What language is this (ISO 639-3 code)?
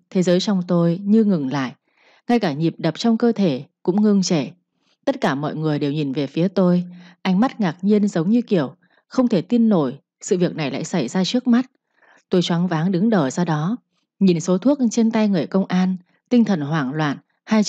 vie